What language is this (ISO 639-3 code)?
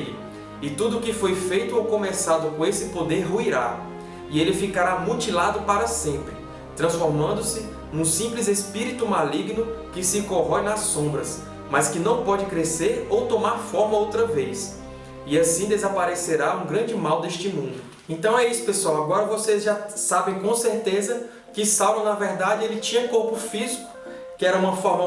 por